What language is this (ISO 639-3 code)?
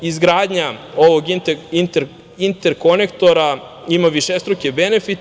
srp